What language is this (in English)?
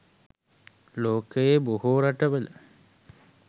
Sinhala